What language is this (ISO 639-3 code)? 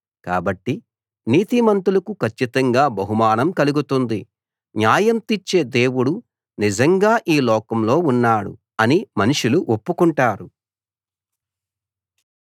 tel